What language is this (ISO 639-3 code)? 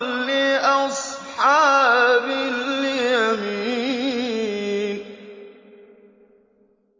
ara